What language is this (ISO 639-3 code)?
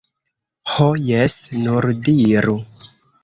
epo